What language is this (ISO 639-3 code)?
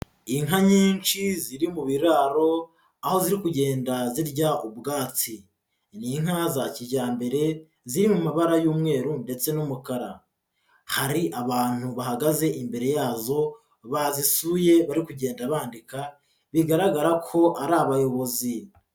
kin